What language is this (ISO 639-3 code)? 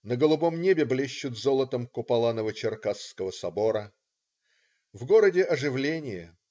rus